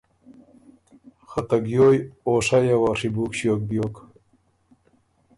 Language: Ormuri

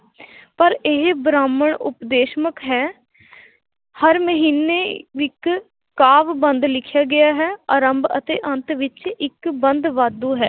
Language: Punjabi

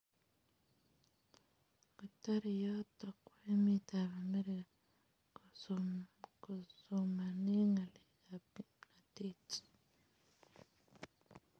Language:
Kalenjin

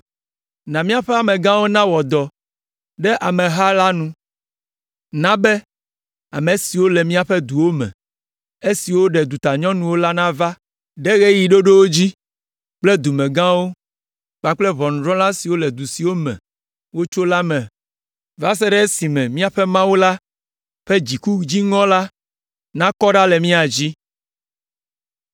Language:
Ewe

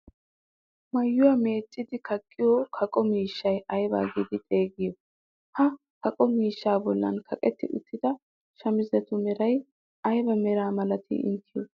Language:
Wolaytta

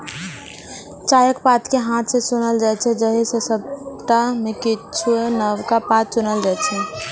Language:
Maithili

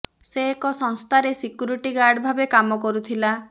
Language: Odia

